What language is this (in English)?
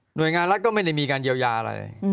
Thai